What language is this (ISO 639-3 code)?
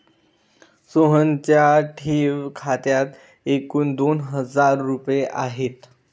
mar